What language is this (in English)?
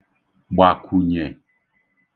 Igbo